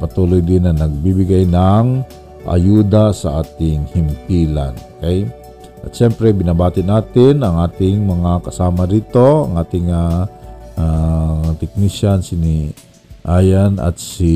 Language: Filipino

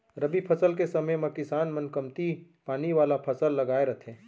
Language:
Chhattisgarhi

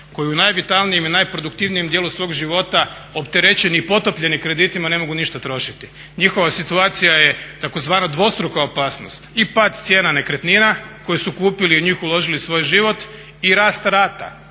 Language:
Croatian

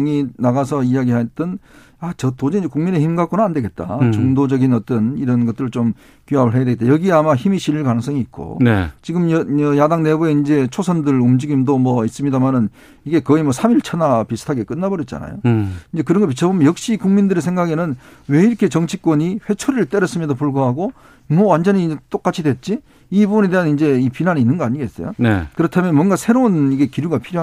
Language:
Korean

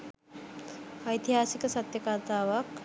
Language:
Sinhala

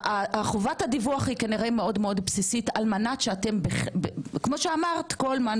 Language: Hebrew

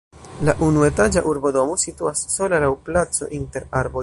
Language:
Esperanto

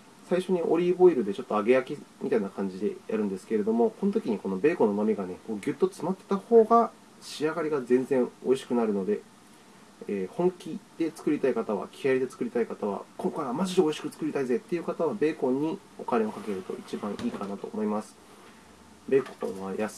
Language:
Japanese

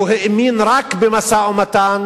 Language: Hebrew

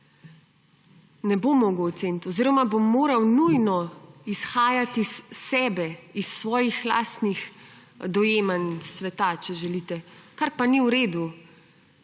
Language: Slovenian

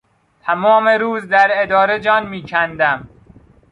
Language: Persian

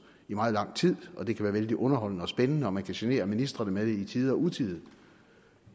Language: Danish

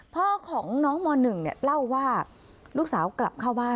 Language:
Thai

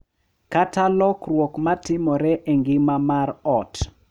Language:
Luo (Kenya and Tanzania)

